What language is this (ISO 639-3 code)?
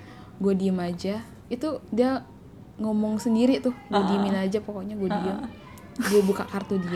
ind